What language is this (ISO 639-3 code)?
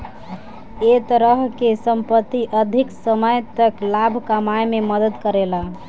bho